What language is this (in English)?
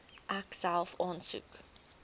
Afrikaans